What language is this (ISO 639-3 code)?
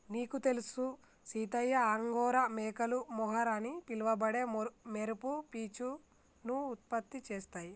tel